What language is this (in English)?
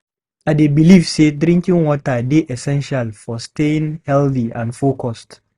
Nigerian Pidgin